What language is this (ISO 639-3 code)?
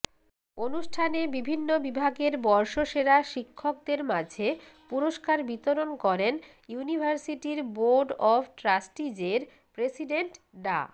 ben